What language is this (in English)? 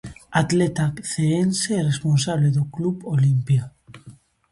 Galician